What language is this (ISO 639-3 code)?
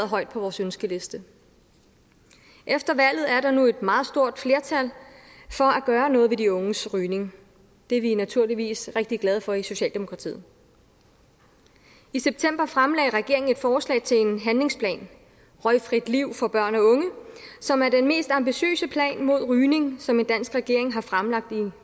dan